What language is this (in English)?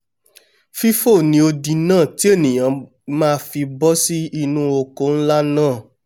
Yoruba